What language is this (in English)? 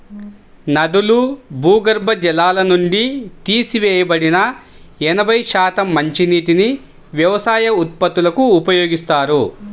Telugu